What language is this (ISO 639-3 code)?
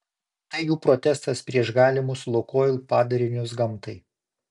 lit